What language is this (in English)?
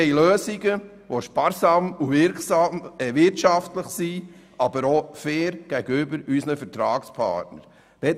Swiss German